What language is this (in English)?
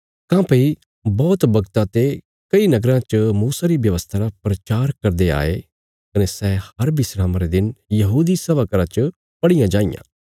Bilaspuri